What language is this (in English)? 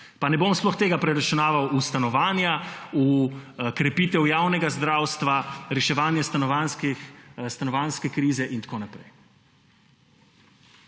Slovenian